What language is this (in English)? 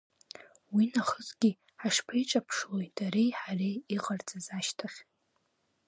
Abkhazian